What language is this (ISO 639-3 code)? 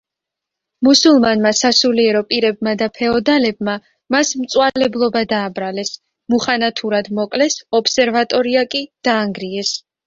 kat